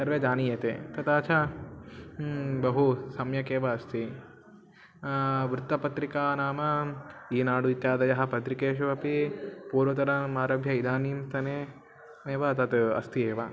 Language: Sanskrit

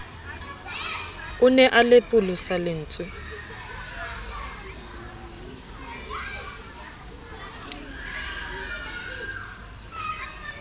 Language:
Southern Sotho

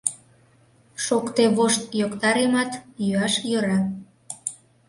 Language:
Mari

